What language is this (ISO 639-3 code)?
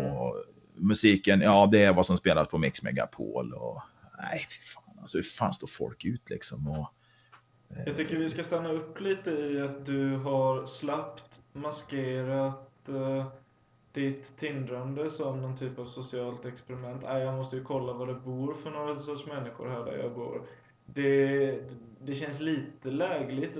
swe